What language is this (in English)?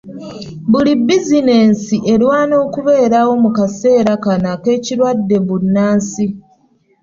Ganda